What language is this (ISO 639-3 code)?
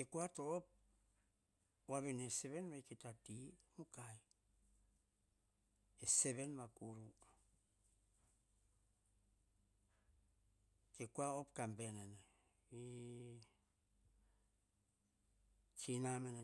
hah